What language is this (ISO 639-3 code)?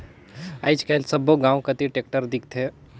hne